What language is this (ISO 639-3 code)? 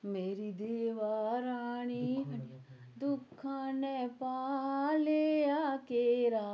doi